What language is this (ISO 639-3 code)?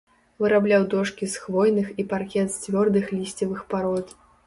bel